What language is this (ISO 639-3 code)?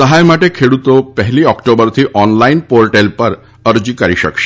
guj